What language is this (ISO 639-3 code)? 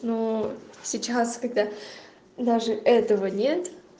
rus